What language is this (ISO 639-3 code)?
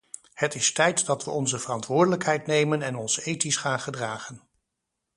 nld